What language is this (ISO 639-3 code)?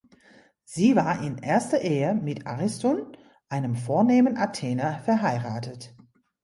deu